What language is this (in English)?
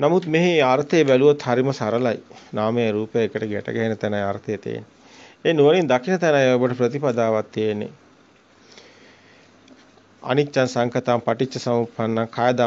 Italian